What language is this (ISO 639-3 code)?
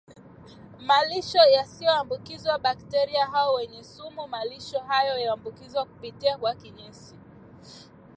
swa